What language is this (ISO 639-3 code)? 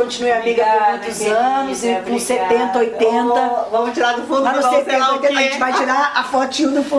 por